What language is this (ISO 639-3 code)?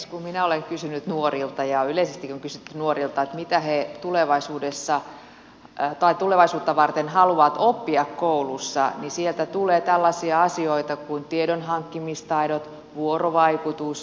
fin